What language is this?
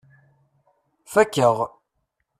Kabyle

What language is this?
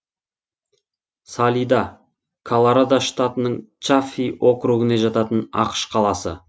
Kazakh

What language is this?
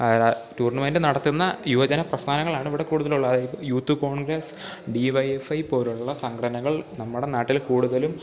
Malayalam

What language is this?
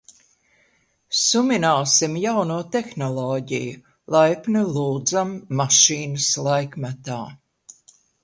Latvian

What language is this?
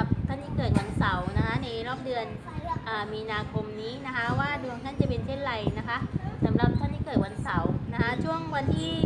Thai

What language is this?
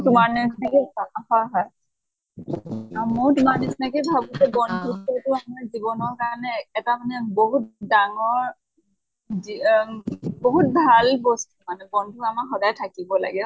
Assamese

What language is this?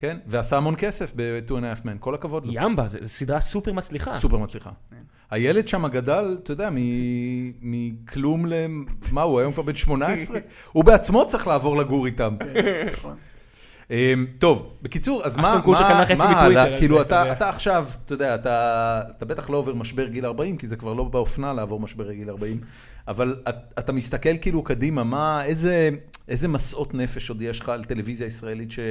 Hebrew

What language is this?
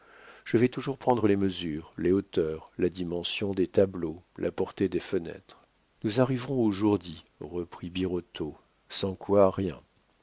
French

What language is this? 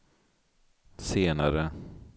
Swedish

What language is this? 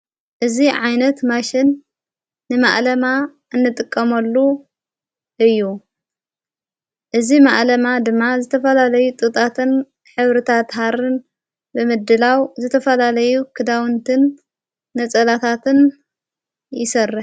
Tigrinya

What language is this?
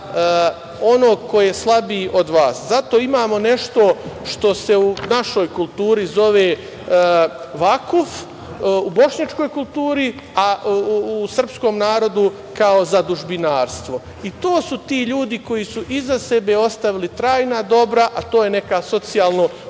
Serbian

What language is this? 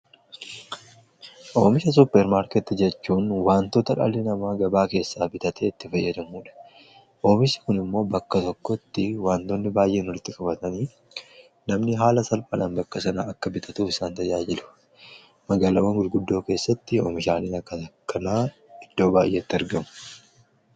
Oromo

